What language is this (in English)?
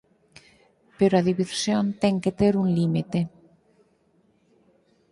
Galician